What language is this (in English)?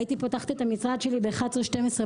Hebrew